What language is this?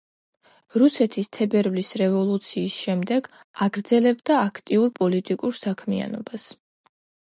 Georgian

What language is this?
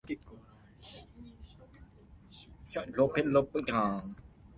Min Nan Chinese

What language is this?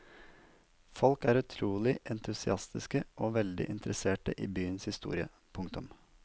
Norwegian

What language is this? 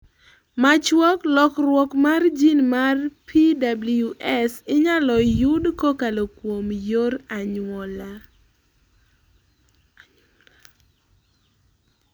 Luo (Kenya and Tanzania)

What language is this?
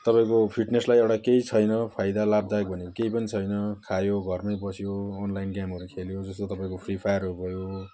Nepali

